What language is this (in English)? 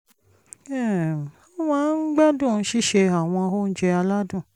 Yoruba